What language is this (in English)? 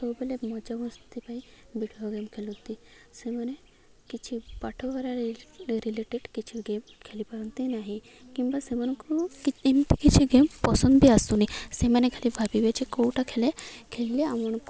Odia